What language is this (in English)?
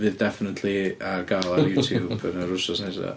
Welsh